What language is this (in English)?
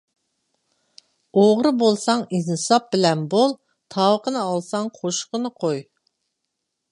Uyghur